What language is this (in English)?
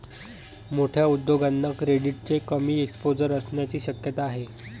Marathi